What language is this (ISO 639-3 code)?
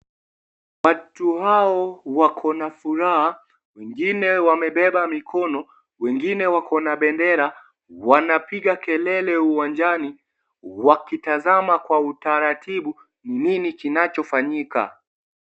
swa